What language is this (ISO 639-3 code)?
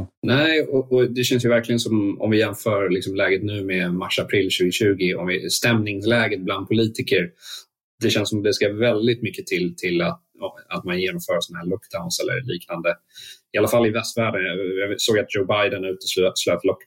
swe